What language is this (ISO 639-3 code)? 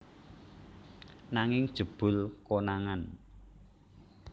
jav